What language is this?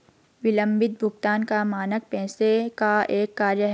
Hindi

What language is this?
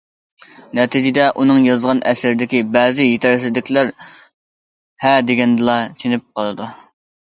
Uyghur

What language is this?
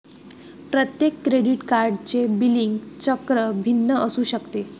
Marathi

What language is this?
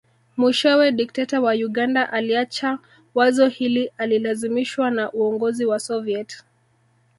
Swahili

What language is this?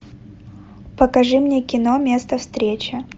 Russian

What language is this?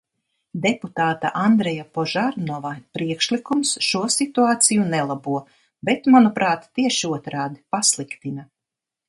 Latvian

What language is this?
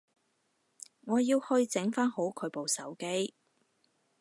Cantonese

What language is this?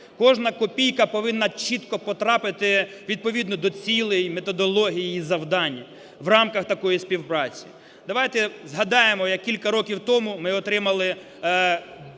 Ukrainian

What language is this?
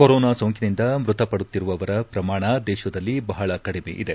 Kannada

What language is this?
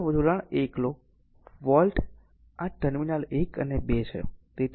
Gujarati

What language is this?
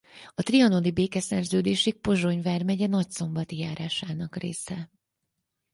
Hungarian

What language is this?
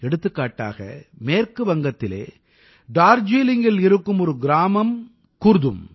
Tamil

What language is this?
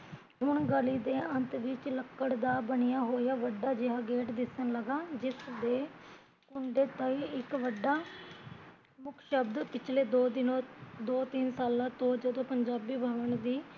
Punjabi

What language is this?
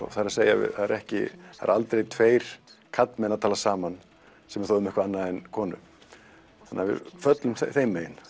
Icelandic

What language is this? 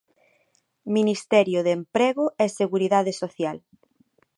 Galician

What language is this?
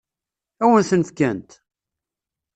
Kabyle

